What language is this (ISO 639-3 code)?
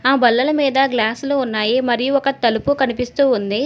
tel